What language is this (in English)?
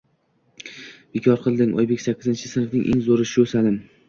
Uzbek